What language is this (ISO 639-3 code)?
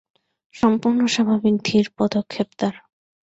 ben